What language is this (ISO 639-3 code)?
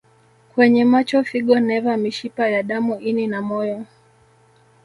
swa